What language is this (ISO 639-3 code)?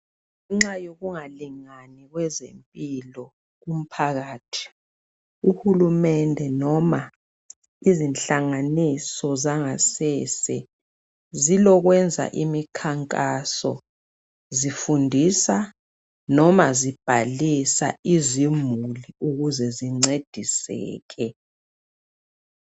nde